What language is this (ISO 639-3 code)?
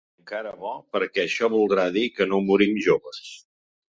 cat